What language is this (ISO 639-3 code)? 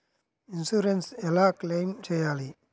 tel